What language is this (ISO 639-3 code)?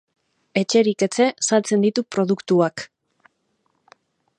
eus